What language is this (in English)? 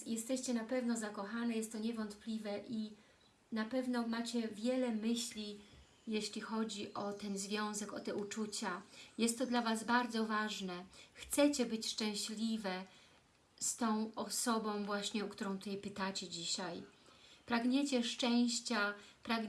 Polish